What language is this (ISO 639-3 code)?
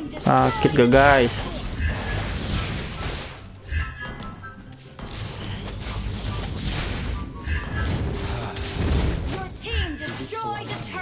ind